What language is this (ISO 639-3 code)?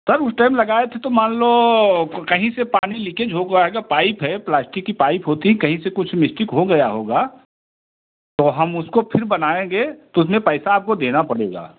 hin